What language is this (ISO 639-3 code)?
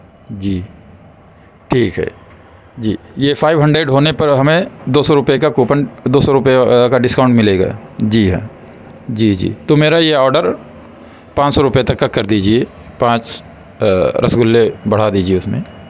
urd